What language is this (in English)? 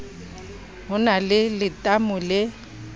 Southern Sotho